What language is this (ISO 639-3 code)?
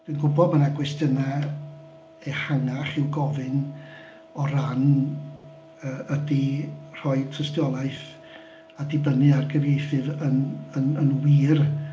cym